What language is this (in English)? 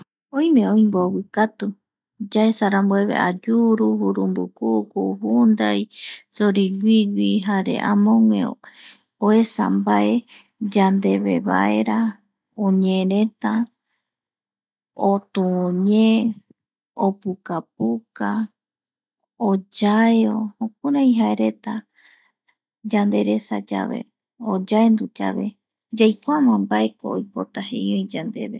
Eastern Bolivian Guaraní